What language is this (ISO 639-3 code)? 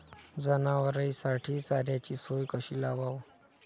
mar